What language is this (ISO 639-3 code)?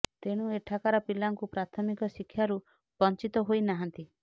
ori